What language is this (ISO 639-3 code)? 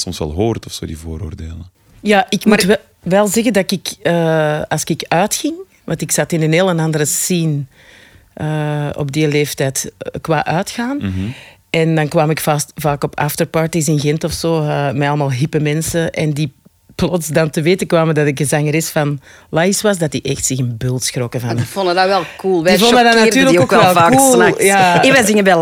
nld